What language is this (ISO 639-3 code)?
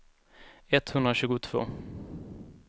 swe